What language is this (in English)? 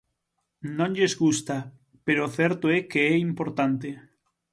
Galician